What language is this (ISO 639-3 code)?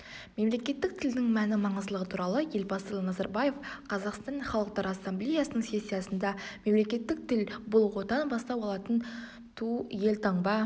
kaz